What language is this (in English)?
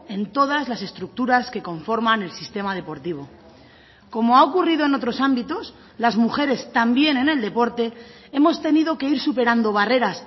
Spanish